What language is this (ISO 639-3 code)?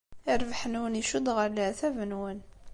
kab